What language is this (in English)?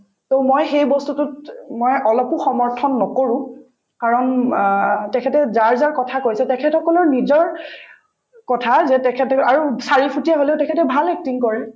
Assamese